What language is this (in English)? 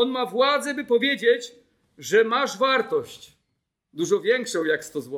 Polish